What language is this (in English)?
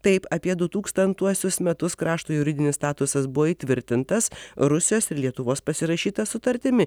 Lithuanian